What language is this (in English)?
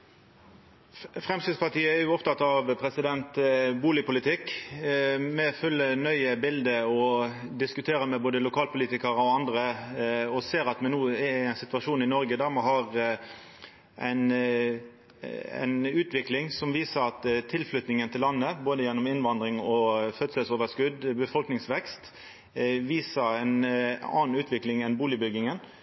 Norwegian Nynorsk